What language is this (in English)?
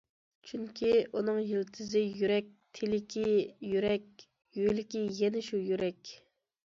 Uyghur